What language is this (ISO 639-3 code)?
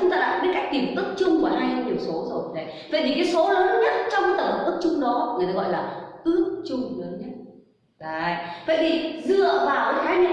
vie